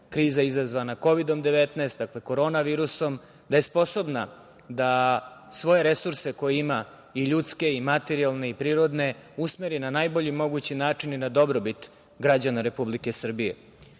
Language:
Serbian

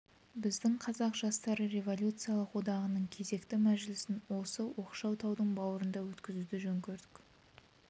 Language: Kazakh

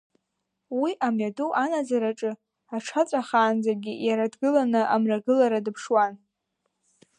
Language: Abkhazian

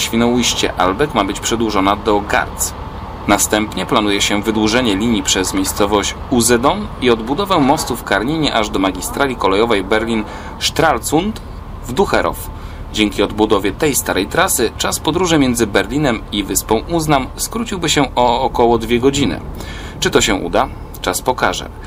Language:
Polish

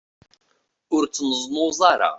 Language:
Kabyle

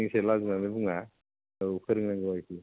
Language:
Bodo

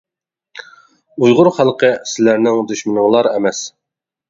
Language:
Uyghur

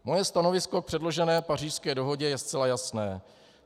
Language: Czech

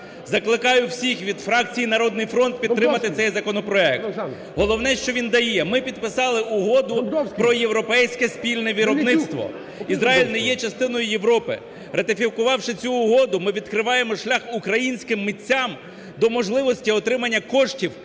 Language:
Ukrainian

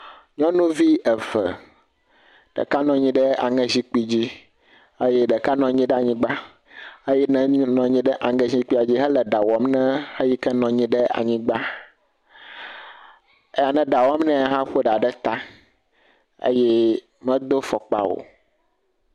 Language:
Ewe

